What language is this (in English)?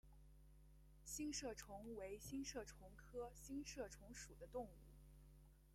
Chinese